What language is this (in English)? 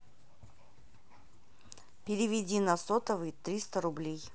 Russian